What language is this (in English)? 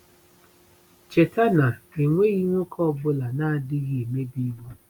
Igbo